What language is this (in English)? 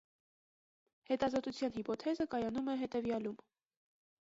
Armenian